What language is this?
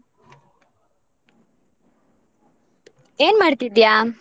Kannada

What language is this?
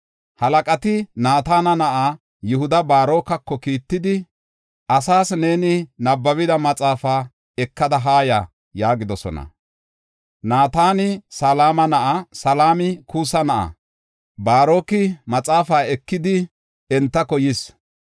Gofa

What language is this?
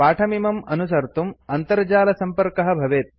Sanskrit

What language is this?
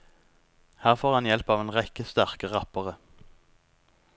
Norwegian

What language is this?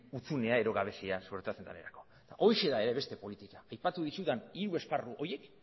Basque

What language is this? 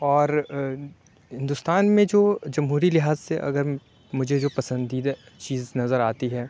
Urdu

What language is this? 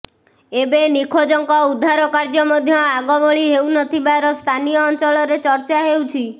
Odia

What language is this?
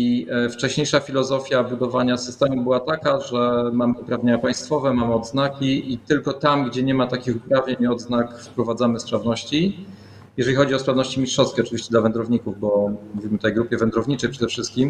Polish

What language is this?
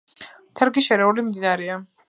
Georgian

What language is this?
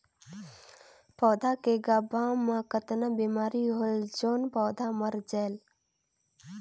Chhattisgarhi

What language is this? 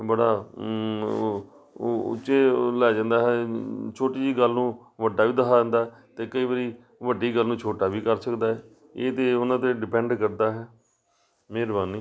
Punjabi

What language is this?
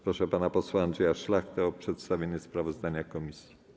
Polish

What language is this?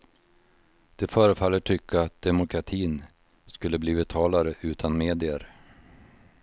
Swedish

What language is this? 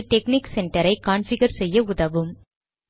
Tamil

